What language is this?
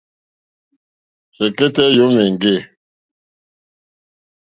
Mokpwe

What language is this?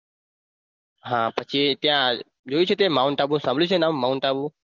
Gujarati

